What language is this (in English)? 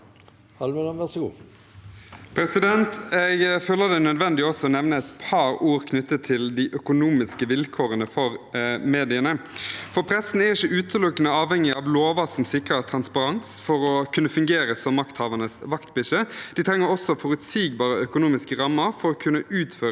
Norwegian